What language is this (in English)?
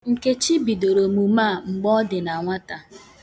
Igbo